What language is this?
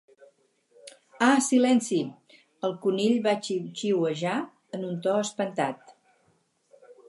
Catalan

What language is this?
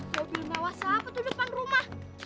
Indonesian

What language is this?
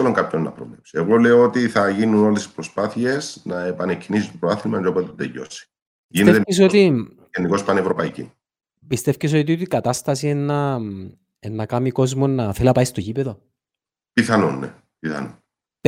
Greek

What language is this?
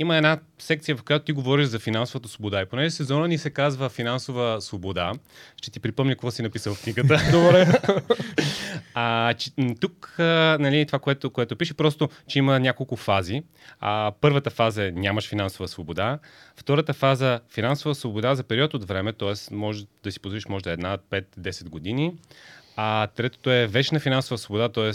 Bulgarian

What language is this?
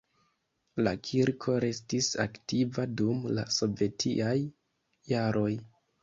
Esperanto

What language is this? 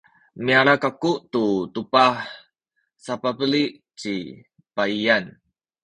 Sakizaya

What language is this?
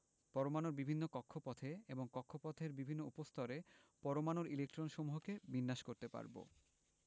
Bangla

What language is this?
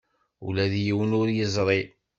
Kabyle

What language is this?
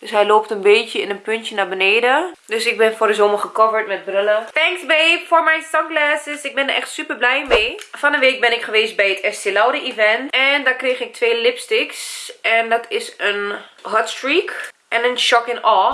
Dutch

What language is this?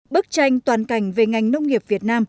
Vietnamese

